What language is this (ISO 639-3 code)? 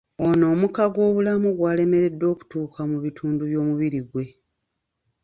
lug